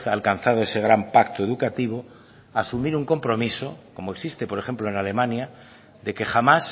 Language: Spanish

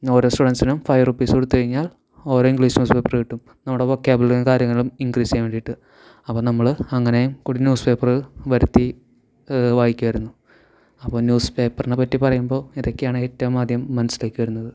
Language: Malayalam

